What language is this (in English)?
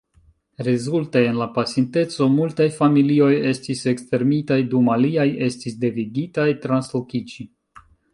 Esperanto